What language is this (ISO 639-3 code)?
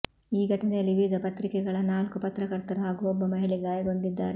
kan